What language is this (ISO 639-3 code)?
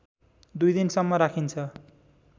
nep